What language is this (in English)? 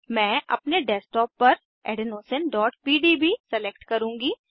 Hindi